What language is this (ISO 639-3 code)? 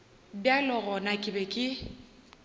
nso